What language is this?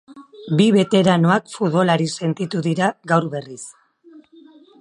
Basque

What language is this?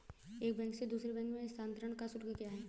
Hindi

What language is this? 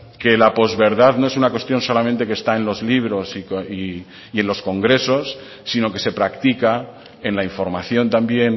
Spanish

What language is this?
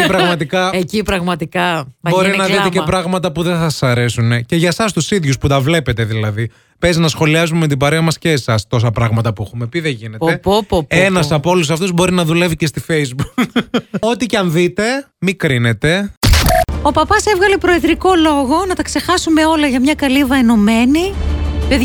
Greek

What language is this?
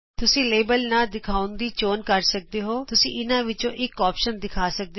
Punjabi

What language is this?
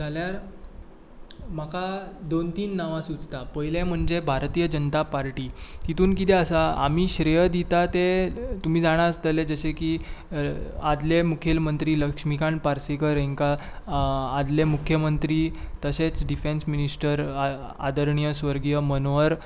Konkani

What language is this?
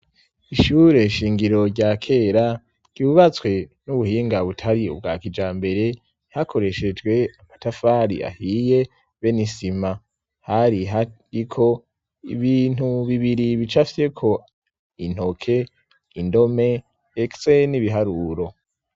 Rundi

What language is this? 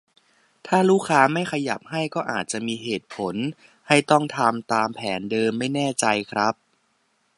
Thai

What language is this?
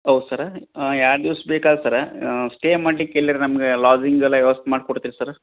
Kannada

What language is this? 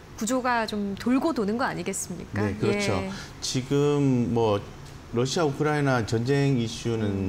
Korean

